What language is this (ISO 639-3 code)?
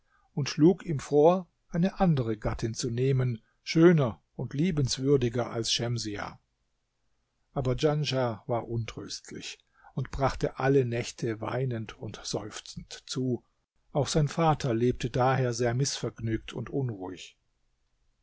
deu